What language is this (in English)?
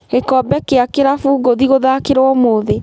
Kikuyu